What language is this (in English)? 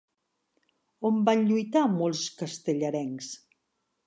Catalan